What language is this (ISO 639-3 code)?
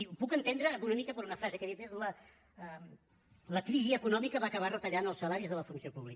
cat